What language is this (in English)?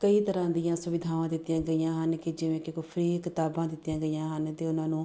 Punjabi